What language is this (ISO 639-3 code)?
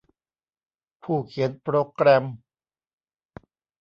tha